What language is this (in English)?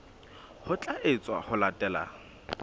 Southern Sotho